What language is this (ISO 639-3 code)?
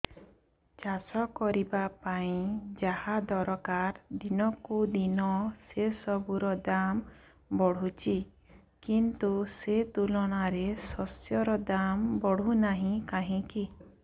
ori